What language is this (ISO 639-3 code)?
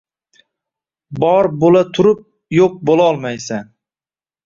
uzb